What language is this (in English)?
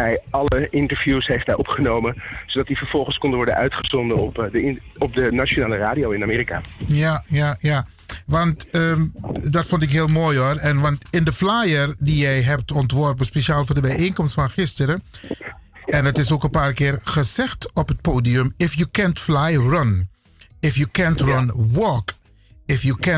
Dutch